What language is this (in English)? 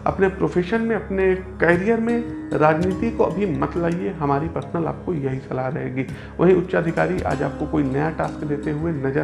Hindi